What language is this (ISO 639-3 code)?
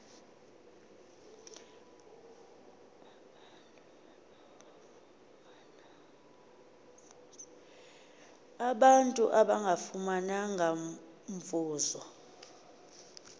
xho